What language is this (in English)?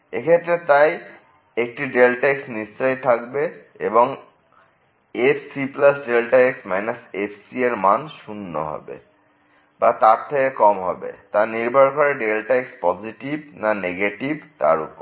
Bangla